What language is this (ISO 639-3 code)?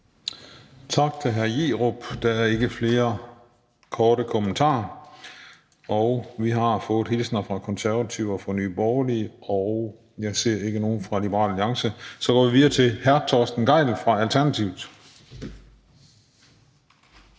dan